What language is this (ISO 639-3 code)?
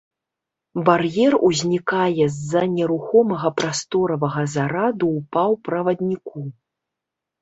bel